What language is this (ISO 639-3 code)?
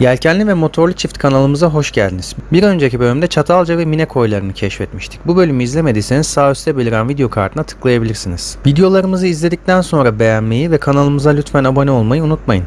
tur